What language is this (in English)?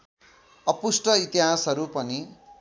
Nepali